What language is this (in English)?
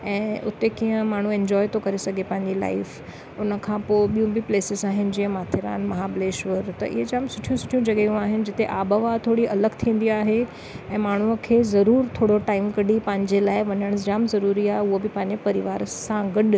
Sindhi